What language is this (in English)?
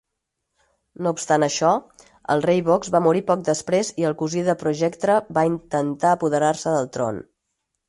Catalan